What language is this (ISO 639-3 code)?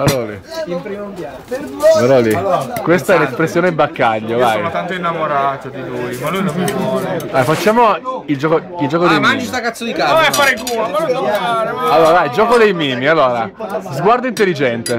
ita